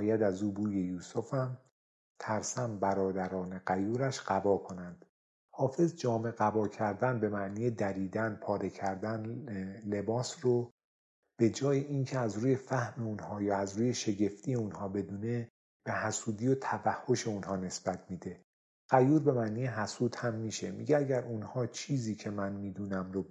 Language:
Persian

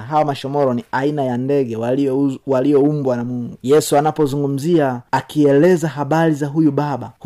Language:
Swahili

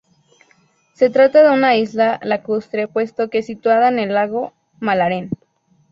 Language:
Spanish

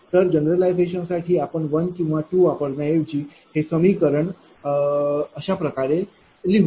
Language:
Marathi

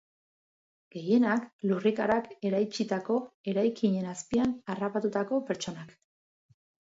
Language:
Basque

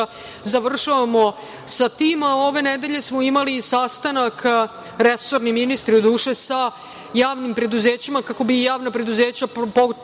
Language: Serbian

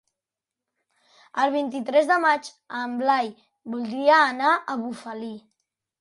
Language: Catalan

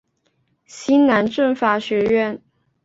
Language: Chinese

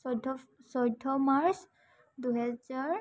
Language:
Assamese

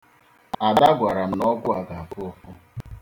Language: Igbo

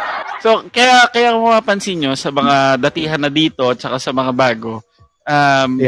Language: Filipino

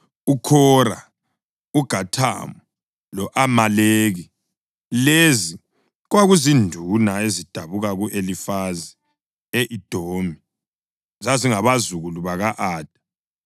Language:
North Ndebele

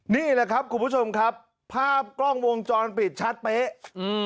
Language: Thai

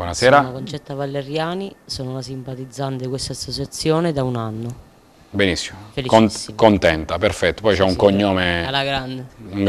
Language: Italian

